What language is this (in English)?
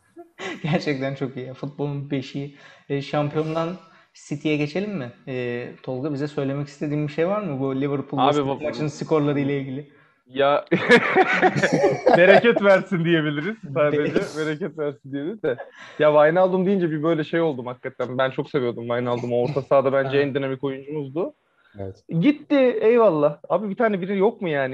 Turkish